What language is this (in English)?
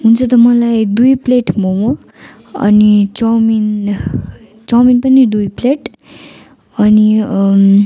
Nepali